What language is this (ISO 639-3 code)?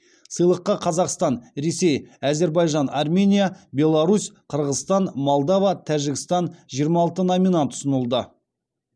kaz